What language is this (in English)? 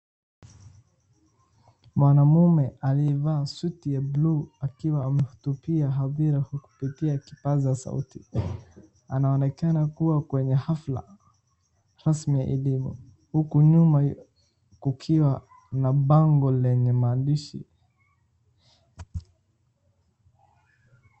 Swahili